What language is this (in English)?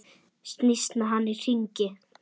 Icelandic